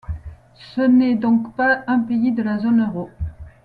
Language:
French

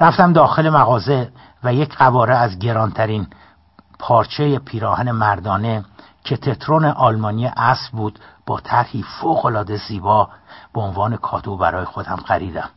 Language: Persian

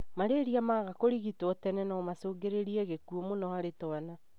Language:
Kikuyu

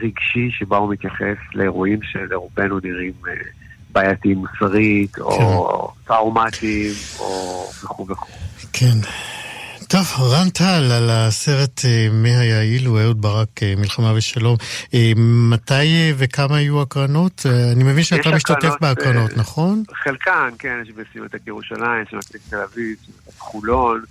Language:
Hebrew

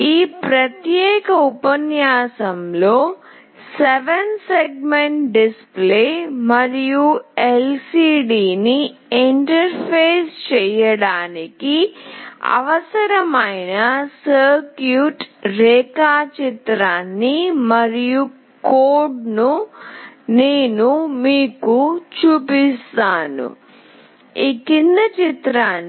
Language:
Telugu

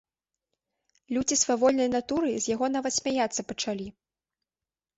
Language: Belarusian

